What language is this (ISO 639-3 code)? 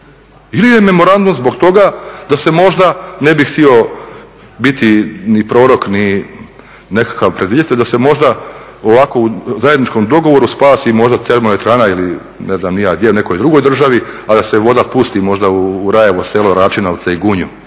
hrv